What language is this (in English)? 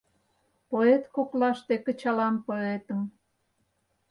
Mari